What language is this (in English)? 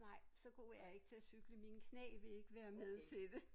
Danish